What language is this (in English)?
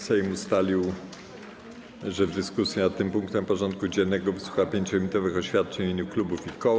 Polish